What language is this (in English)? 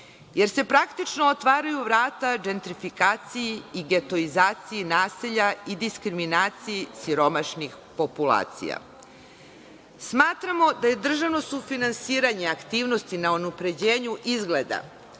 Serbian